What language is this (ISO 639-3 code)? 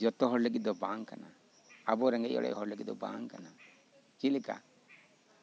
sat